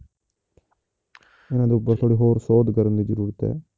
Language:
Punjabi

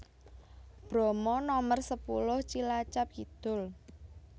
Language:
Javanese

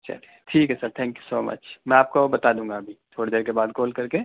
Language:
Urdu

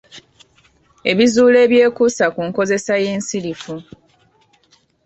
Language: Ganda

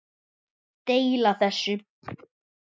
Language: Icelandic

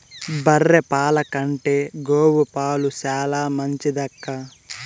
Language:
Telugu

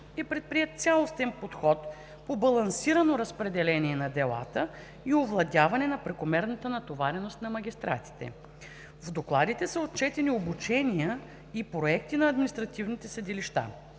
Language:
Bulgarian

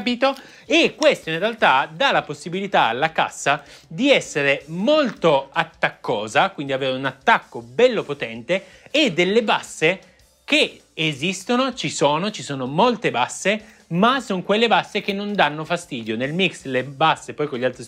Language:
Italian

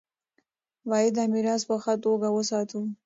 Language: Pashto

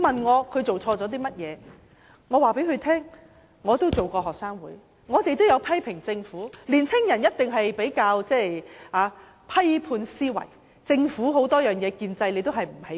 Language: Cantonese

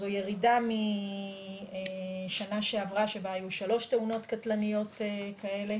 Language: Hebrew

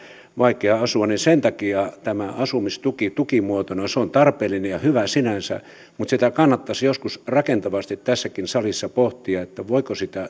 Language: Finnish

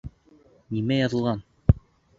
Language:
Bashkir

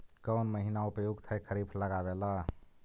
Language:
Magahi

